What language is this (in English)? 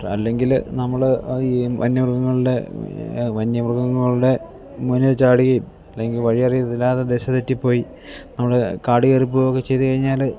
Malayalam